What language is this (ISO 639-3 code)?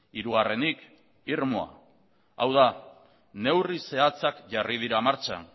eus